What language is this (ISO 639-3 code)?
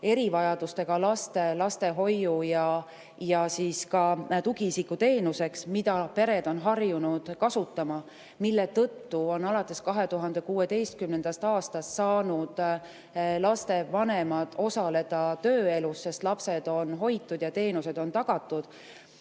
est